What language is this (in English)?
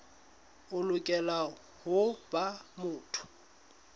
Southern Sotho